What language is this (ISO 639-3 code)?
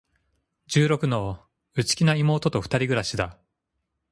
jpn